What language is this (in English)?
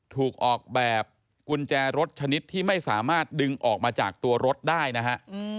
Thai